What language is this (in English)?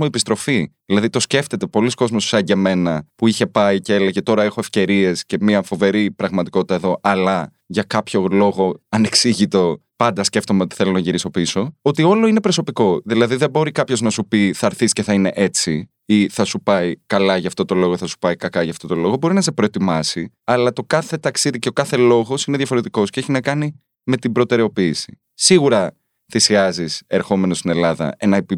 Greek